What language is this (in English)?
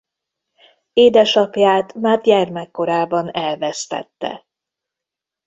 Hungarian